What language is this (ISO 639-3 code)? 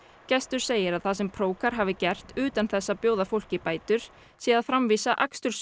isl